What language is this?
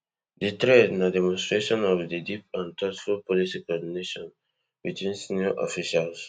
Nigerian Pidgin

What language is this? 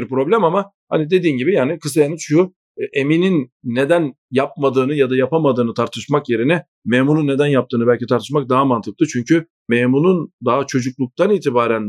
Turkish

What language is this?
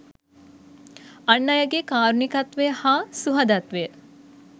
Sinhala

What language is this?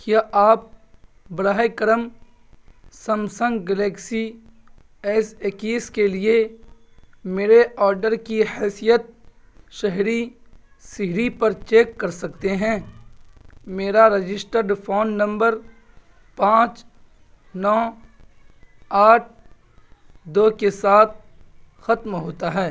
Urdu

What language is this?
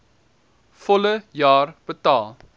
Afrikaans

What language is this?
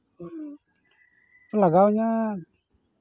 Santali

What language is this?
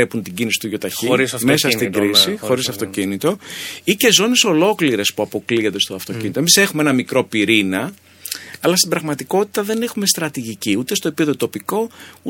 Greek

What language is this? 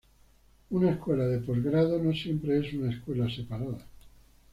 Spanish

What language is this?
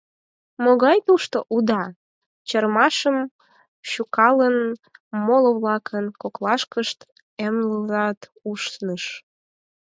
Mari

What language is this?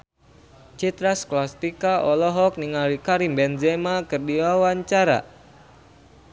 Sundanese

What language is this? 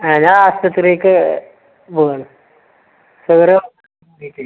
Malayalam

